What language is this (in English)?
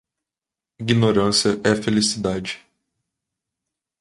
Portuguese